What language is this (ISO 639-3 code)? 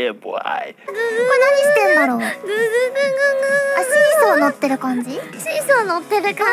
jpn